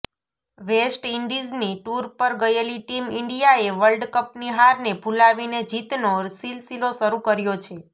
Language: Gujarati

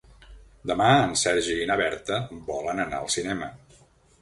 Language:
Catalan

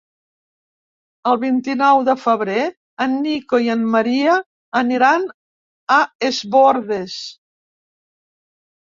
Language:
Catalan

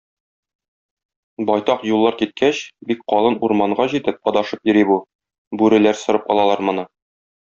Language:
Tatar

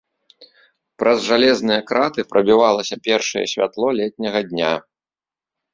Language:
Belarusian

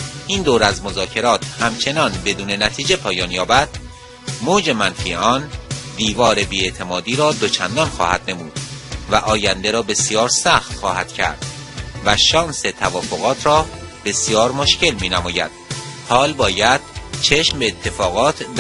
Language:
Persian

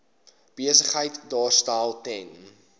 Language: Afrikaans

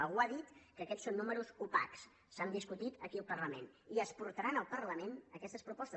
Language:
Catalan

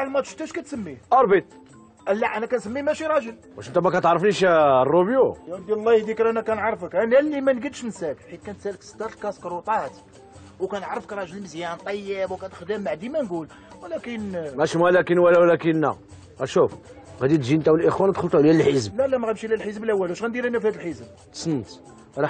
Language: Arabic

